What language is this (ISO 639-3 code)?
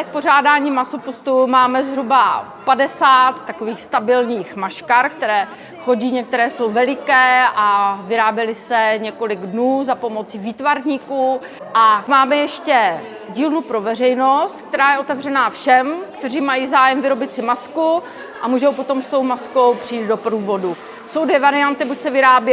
ces